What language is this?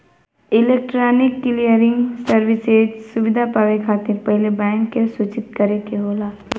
Bhojpuri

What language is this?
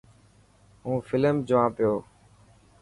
Dhatki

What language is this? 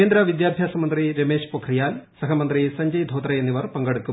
Malayalam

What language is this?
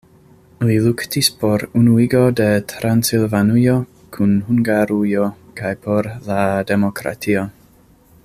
Esperanto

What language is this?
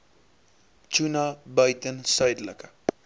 Afrikaans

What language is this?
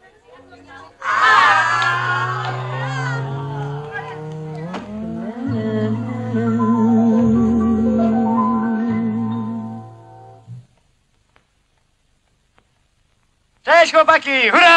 Polish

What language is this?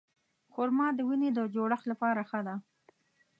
Pashto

